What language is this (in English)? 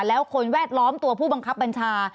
Thai